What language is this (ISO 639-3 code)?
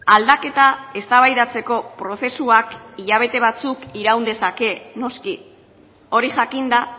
eus